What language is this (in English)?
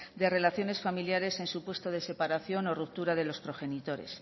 Spanish